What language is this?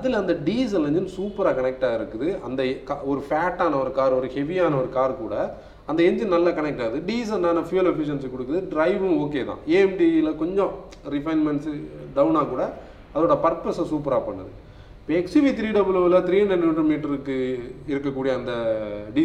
Tamil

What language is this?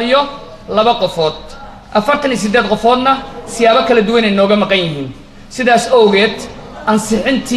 Arabic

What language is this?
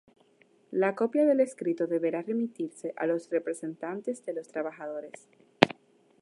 Spanish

